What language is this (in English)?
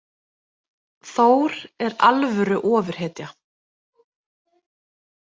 Icelandic